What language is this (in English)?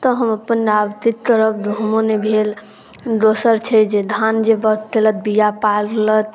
Maithili